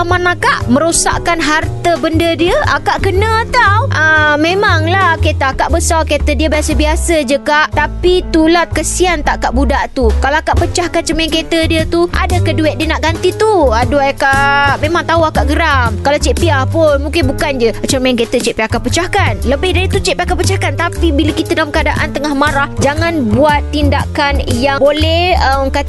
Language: Malay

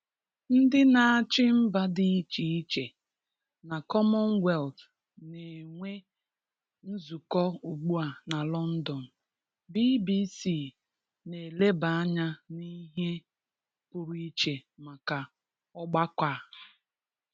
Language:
Igbo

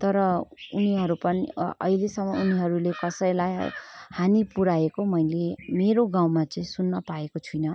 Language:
Nepali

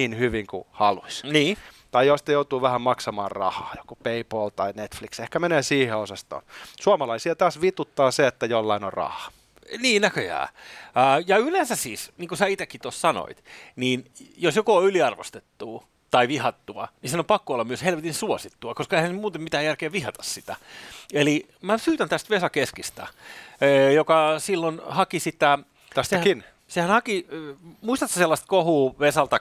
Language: Finnish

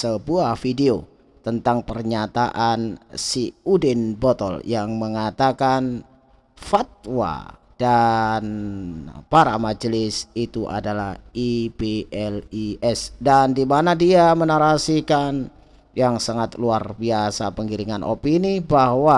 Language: Indonesian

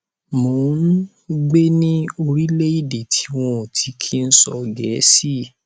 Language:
Yoruba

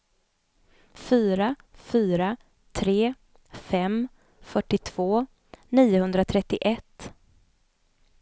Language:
Swedish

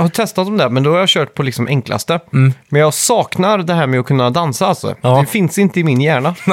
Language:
Swedish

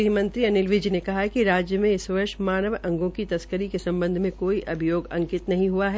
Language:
Hindi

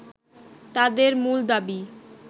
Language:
Bangla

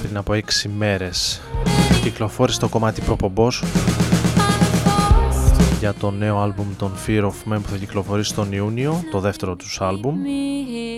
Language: Greek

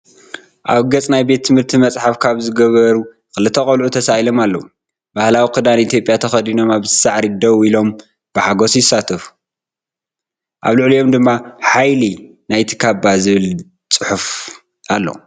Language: Tigrinya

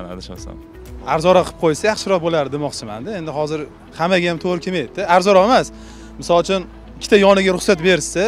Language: Turkish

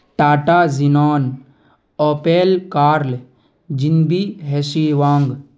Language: Urdu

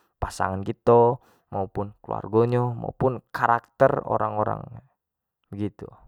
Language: Jambi Malay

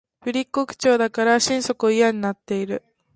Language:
Japanese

